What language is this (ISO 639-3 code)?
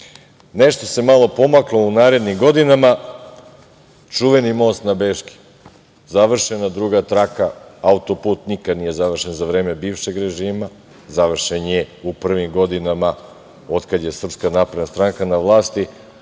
srp